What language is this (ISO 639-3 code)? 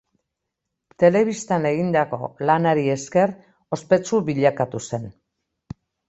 eus